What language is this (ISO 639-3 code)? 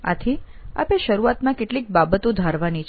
guj